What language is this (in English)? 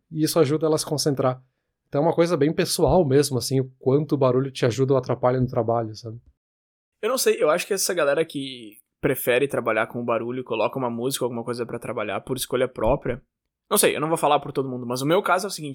Portuguese